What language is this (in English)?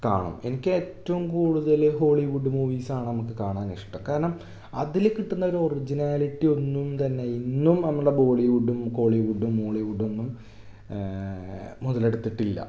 Malayalam